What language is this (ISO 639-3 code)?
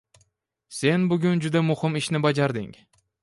uzb